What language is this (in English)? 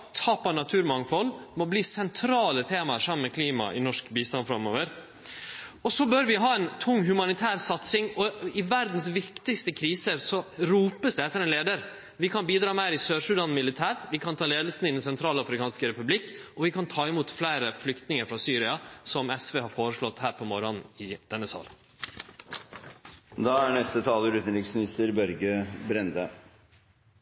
Norwegian Nynorsk